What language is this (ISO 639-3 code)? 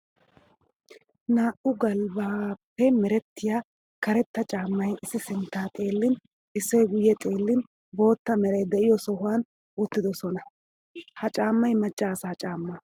wal